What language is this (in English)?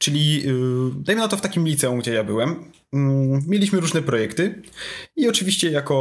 Polish